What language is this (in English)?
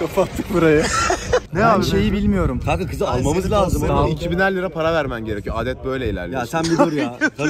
Turkish